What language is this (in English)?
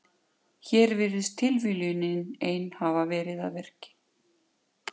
Icelandic